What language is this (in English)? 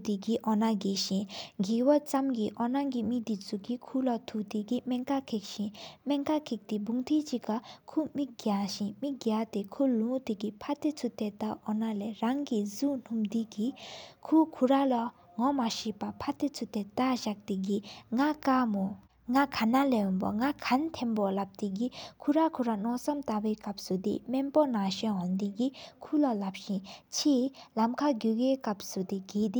Sikkimese